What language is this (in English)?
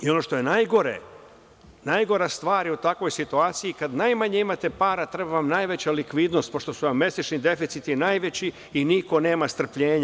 Serbian